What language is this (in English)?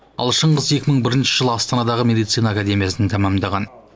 Kazakh